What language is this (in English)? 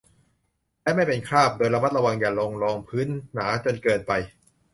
Thai